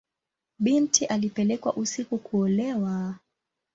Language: Swahili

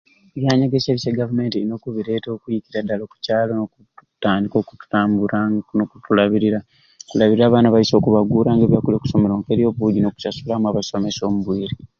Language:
Ruuli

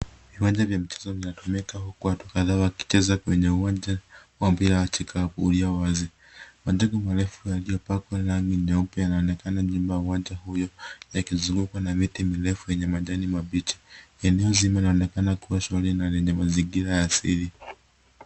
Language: Swahili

